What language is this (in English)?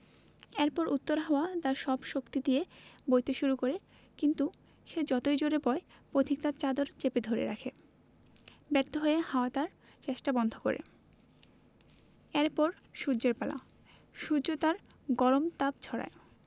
Bangla